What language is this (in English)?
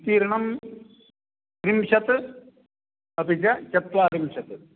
Sanskrit